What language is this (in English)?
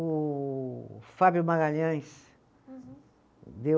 Portuguese